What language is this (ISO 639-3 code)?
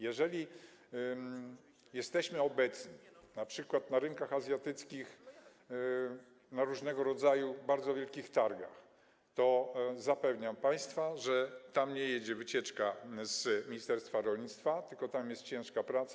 pol